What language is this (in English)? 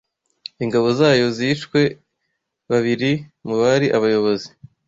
Kinyarwanda